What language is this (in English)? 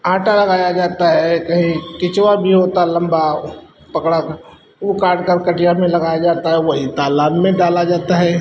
Hindi